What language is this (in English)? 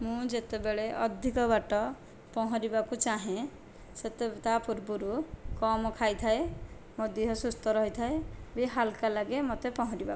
Odia